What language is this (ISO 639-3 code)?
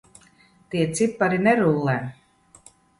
lav